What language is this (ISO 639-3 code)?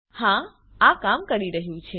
guj